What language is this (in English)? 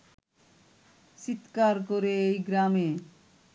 Bangla